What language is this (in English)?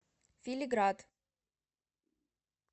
Russian